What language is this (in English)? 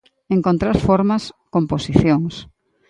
Galician